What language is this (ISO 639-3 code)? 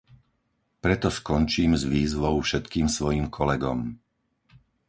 slk